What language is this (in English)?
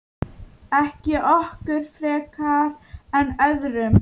Icelandic